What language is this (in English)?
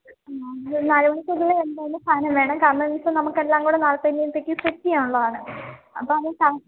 Malayalam